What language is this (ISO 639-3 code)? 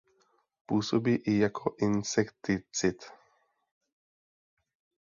ces